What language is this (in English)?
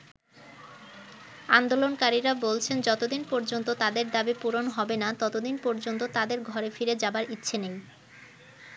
Bangla